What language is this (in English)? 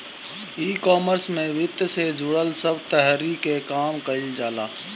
Bhojpuri